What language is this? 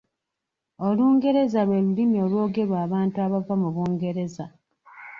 Ganda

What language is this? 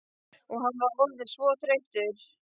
Icelandic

